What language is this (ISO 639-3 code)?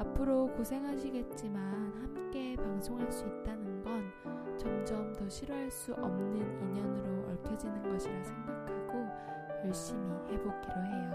kor